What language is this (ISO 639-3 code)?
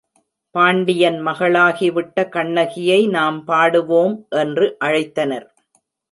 tam